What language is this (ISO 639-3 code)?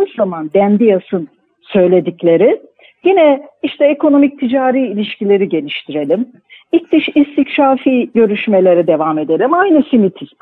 tur